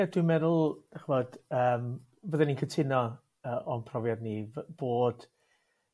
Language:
Welsh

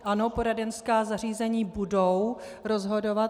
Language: Czech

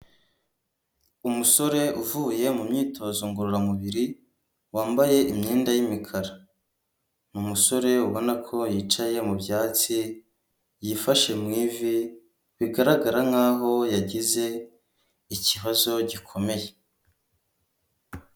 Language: Kinyarwanda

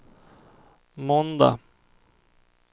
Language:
Swedish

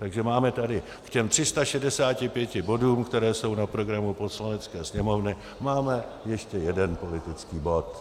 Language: Czech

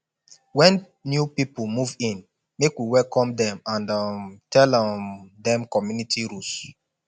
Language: Nigerian Pidgin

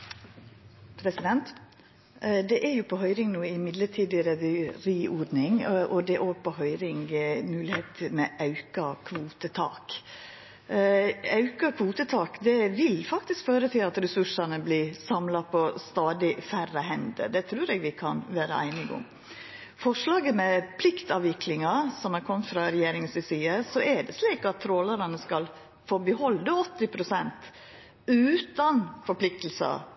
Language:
Norwegian Nynorsk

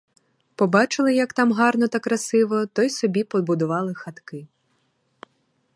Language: Ukrainian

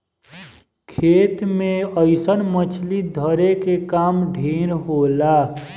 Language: Bhojpuri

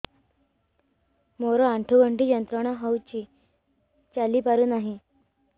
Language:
Odia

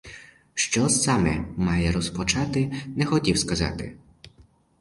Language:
Ukrainian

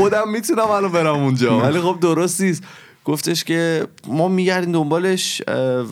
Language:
Persian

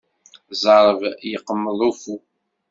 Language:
Kabyle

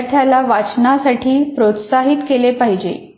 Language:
Marathi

